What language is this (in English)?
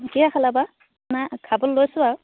Assamese